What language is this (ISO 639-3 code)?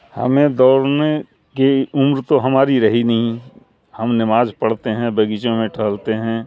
urd